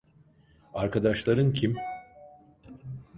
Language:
Turkish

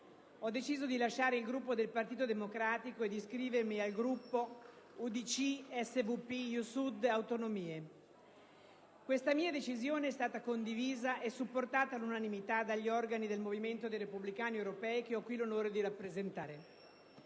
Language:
Italian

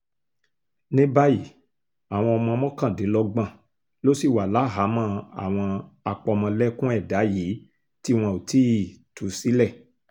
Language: Yoruba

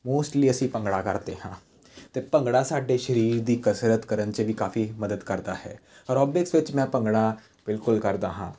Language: Punjabi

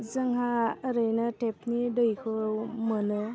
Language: Bodo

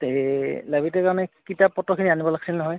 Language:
Assamese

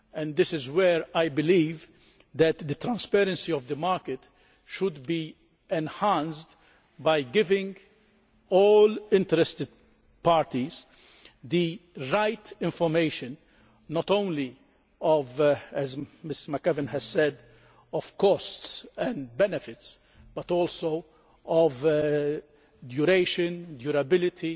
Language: English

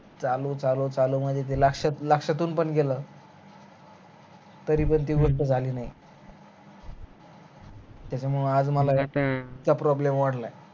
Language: Marathi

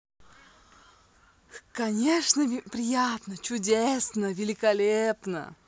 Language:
Russian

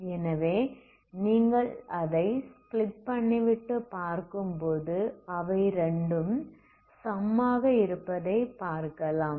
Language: Tamil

